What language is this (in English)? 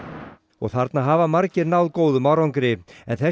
Icelandic